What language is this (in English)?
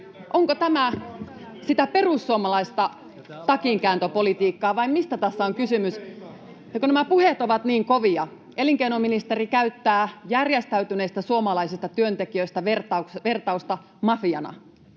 Finnish